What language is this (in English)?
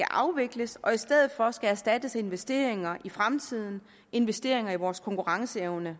Danish